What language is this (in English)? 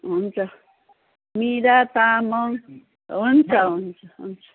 Nepali